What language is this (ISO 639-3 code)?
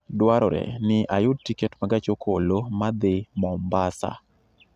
luo